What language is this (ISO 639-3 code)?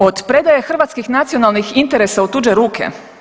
hrv